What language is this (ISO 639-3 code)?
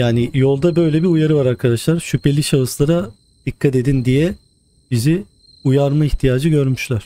tur